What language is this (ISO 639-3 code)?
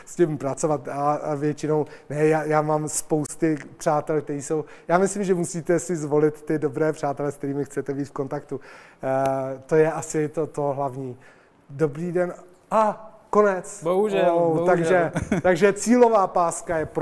ces